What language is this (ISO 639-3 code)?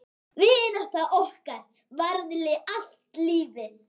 isl